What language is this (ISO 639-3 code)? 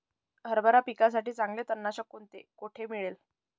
mar